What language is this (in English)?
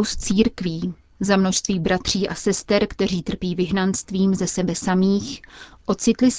Czech